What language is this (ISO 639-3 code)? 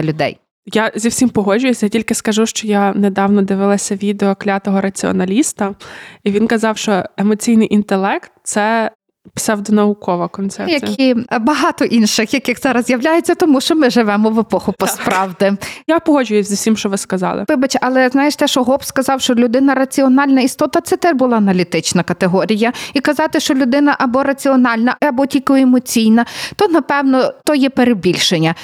ukr